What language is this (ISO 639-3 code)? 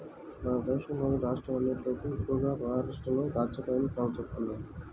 tel